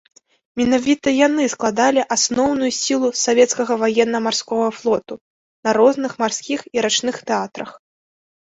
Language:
Belarusian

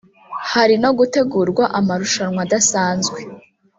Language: Kinyarwanda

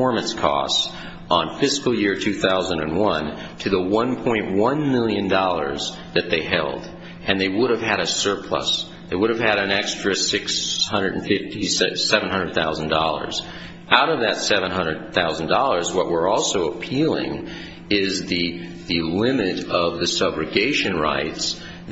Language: English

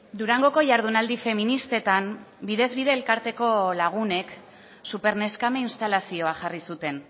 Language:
Basque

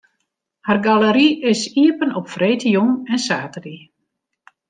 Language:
Western Frisian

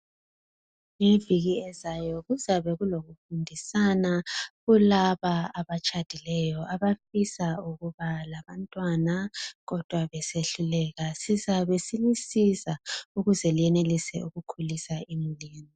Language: North Ndebele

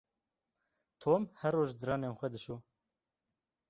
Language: Kurdish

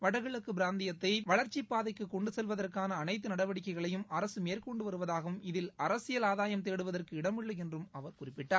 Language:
Tamil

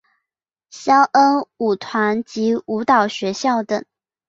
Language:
Chinese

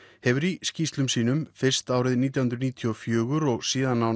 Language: Icelandic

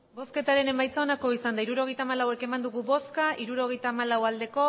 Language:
Basque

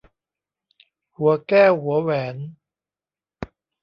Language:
Thai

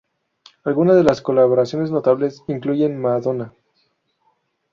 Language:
Spanish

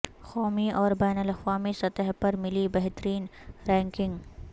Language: Urdu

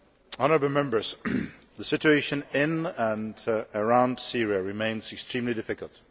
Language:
English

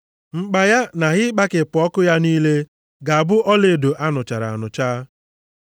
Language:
Igbo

